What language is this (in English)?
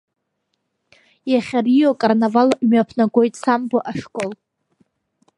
Abkhazian